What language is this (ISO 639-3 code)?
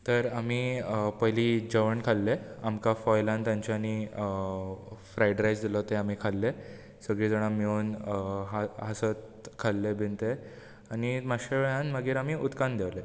kok